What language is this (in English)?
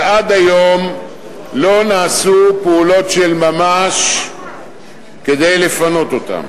Hebrew